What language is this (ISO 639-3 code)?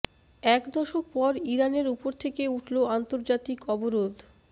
ben